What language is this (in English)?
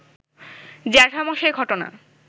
Bangla